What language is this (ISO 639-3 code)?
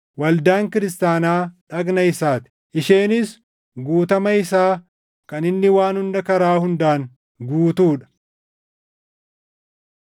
orm